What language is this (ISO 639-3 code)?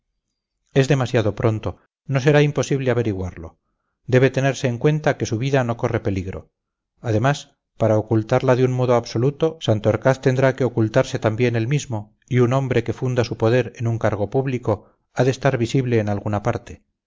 spa